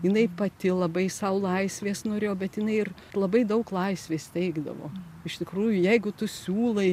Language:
Lithuanian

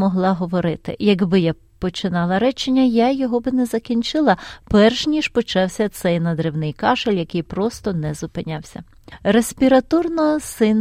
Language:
Ukrainian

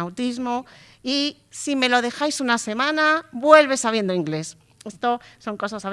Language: Spanish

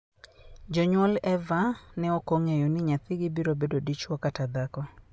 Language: Luo (Kenya and Tanzania)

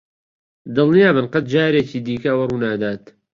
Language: Central Kurdish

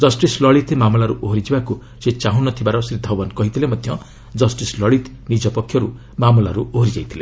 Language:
Odia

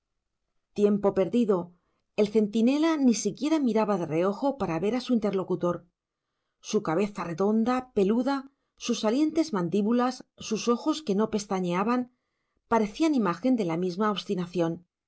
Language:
Spanish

